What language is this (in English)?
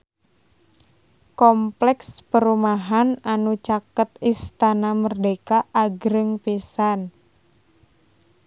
Sundanese